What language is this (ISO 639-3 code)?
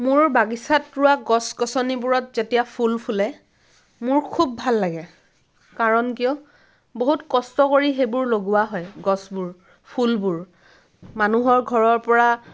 asm